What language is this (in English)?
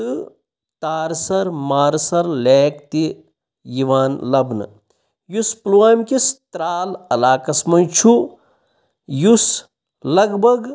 Kashmiri